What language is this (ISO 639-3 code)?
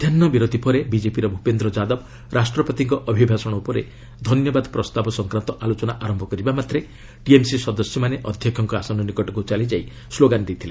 ori